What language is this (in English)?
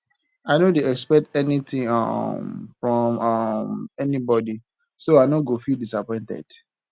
Nigerian Pidgin